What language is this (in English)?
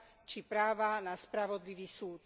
Slovak